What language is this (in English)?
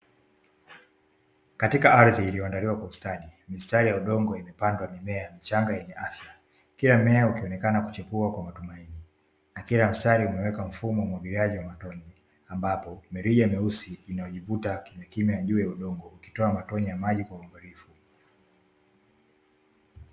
Swahili